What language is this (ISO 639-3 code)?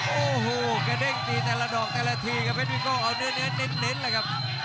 tha